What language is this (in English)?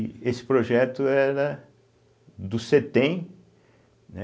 Portuguese